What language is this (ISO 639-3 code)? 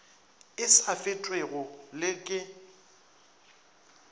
nso